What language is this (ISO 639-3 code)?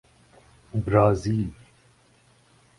urd